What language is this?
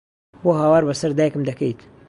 Central Kurdish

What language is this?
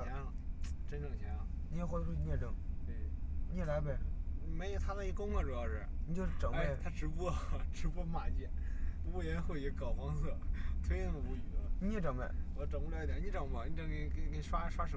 Chinese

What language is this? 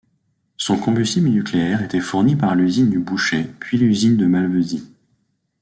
French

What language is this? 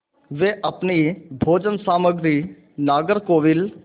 Hindi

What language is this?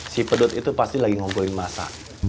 Indonesian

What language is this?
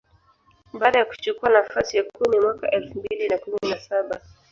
Swahili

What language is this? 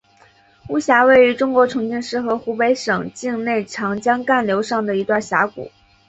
Chinese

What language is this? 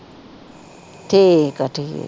Punjabi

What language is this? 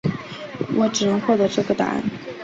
Chinese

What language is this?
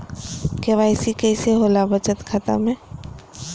Magahi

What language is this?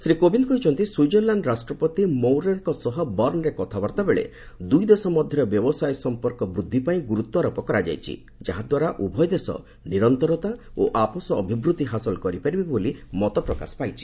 Odia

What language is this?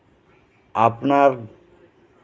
Santali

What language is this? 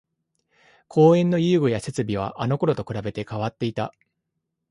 Japanese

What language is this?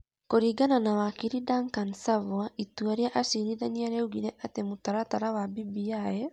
Kikuyu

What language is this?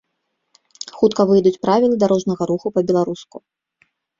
Belarusian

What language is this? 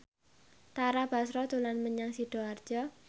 Javanese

